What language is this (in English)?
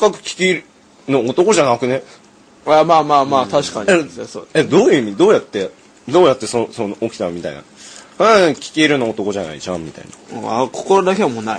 Japanese